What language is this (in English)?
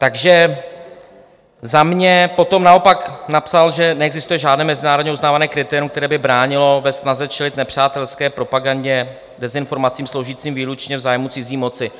Czech